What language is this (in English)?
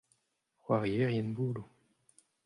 Breton